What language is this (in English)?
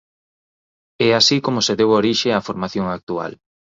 Galician